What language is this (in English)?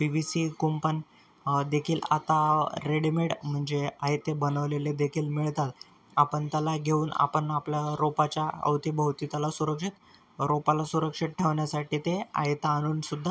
Marathi